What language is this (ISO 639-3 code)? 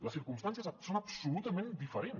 cat